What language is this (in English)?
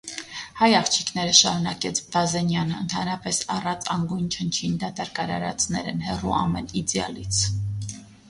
Armenian